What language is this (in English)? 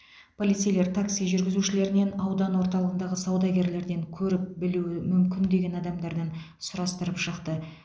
Kazakh